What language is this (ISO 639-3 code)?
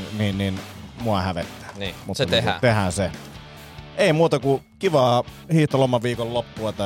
fin